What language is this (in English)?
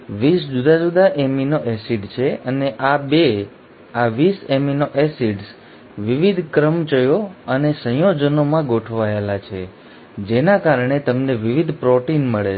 Gujarati